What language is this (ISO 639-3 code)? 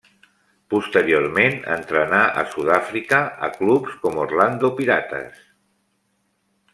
cat